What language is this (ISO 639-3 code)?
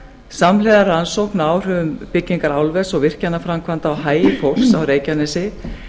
isl